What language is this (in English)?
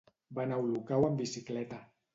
Catalan